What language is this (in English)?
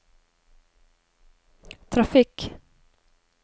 Norwegian